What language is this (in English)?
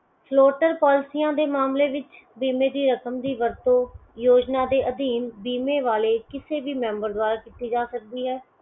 Punjabi